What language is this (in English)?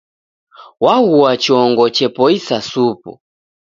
Taita